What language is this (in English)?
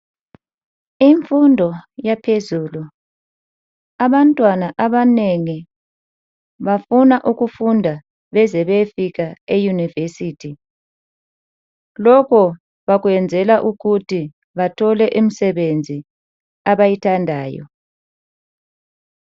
North Ndebele